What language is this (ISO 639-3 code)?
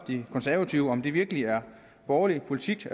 dan